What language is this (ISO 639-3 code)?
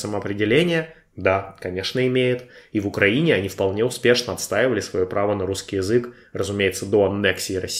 rus